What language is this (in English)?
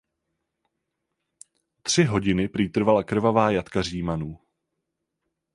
Czech